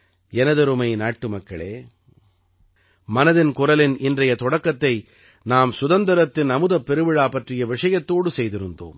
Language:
Tamil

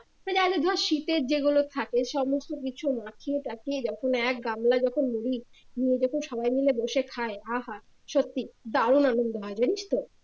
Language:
Bangla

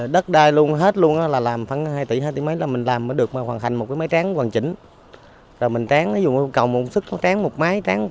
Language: Vietnamese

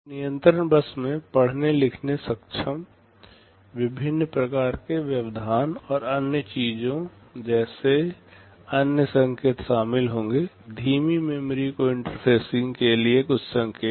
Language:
Hindi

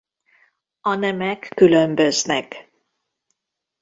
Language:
Hungarian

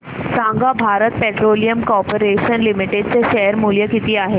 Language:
Marathi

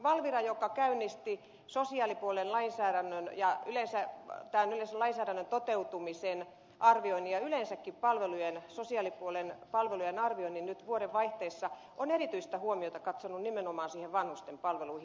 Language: Finnish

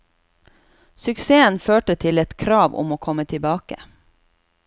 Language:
Norwegian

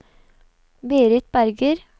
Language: Norwegian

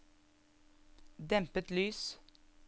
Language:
Norwegian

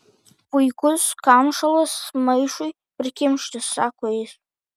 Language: Lithuanian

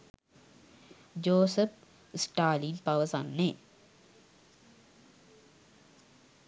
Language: Sinhala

